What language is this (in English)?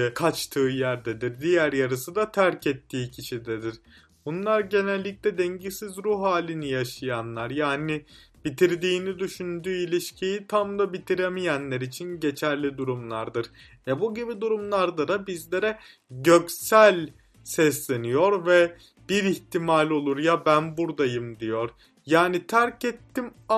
Turkish